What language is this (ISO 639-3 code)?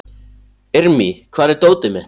isl